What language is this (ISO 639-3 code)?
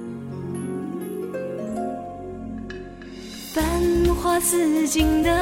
zho